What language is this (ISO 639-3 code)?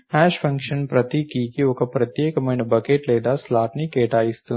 tel